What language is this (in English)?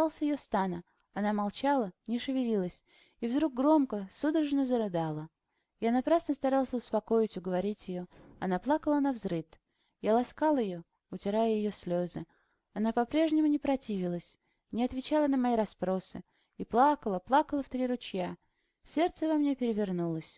Russian